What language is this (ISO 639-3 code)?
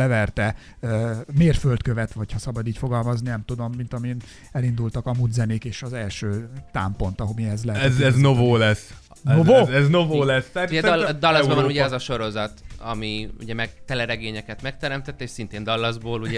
hun